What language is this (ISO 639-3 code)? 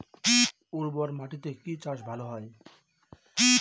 ben